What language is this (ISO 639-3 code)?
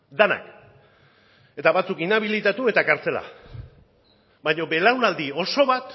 eus